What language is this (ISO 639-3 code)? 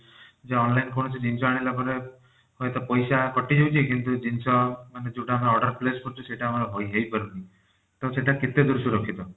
ori